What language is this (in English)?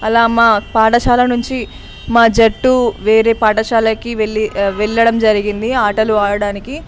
Telugu